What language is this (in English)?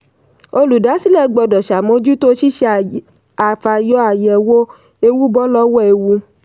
Yoruba